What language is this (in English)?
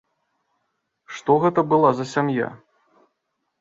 Belarusian